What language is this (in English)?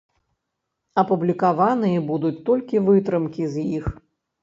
Belarusian